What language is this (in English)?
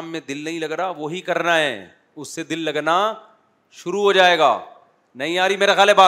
Urdu